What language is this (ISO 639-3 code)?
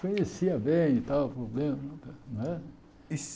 por